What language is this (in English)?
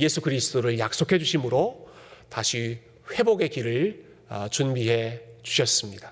Korean